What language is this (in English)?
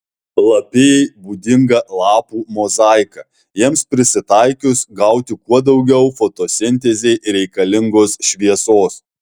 Lithuanian